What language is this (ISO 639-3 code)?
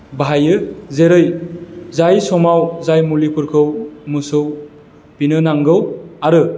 brx